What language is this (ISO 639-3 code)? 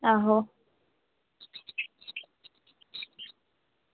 doi